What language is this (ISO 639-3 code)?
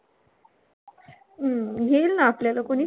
mar